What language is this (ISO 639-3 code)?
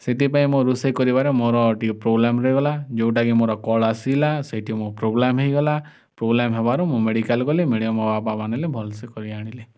ori